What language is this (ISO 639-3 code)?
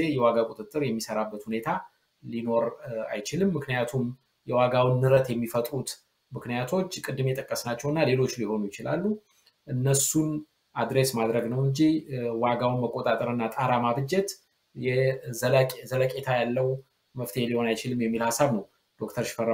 ara